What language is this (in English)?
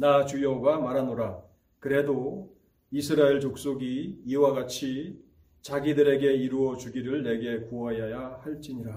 Korean